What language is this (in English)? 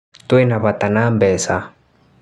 Kikuyu